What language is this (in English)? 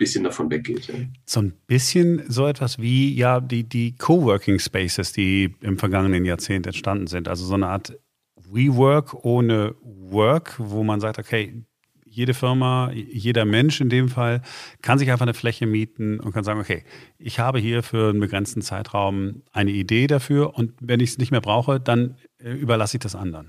German